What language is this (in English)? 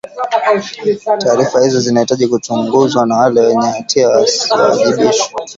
Swahili